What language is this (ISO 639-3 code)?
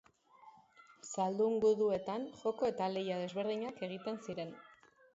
eus